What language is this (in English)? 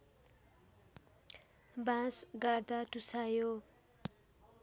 Nepali